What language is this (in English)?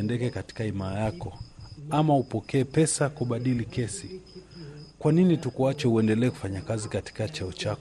Swahili